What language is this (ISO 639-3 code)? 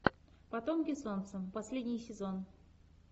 rus